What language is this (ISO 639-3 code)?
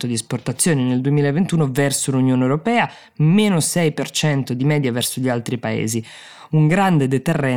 ita